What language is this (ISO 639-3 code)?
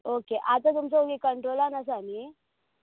kok